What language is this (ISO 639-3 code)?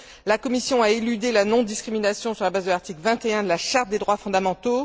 fra